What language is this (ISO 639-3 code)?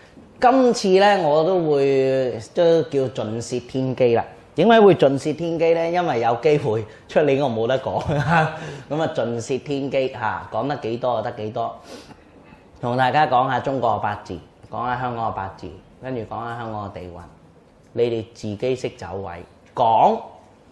zho